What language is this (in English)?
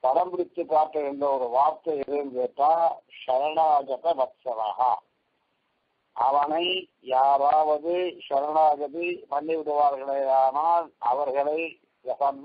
Arabic